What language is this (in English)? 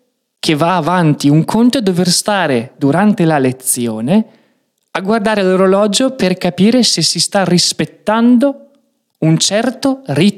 Italian